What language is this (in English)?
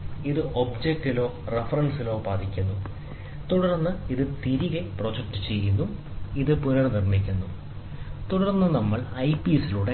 Malayalam